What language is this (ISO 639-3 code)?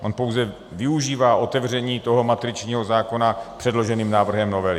ces